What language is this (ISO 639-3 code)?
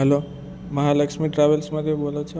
guj